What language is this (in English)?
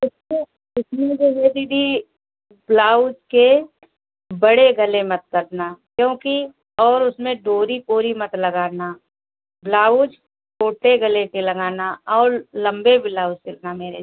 Hindi